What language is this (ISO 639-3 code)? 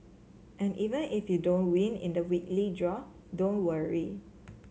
eng